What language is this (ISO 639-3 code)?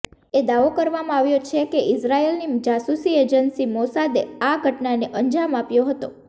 guj